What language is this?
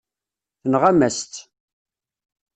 Kabyle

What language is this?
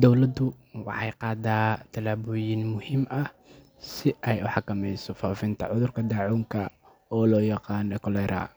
Somali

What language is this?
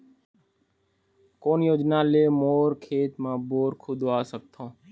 Chhattisgarhi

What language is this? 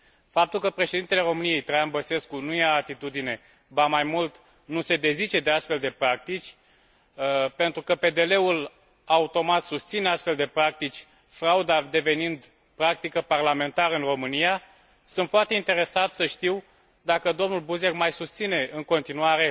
Romanian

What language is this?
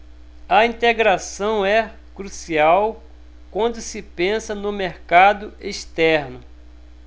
Portuguese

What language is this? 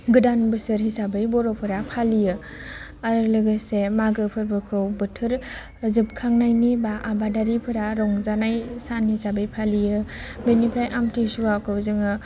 Bodo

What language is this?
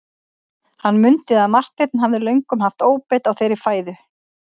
Icelandic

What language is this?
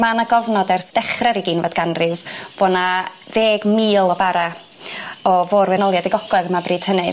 Welsh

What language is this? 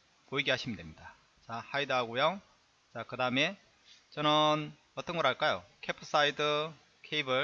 Korean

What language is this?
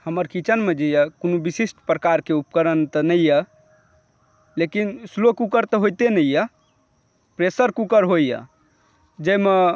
Maithili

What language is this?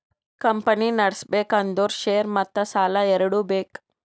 Kannada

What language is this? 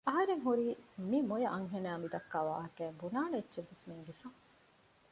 Divehi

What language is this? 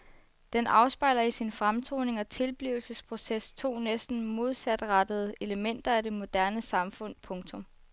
Danish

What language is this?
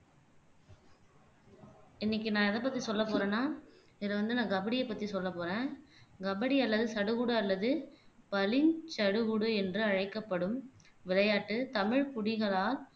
Tamil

